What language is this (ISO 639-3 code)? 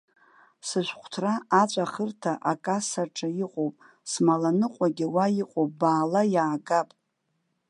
abk